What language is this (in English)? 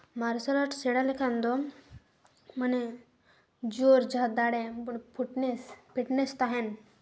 Santali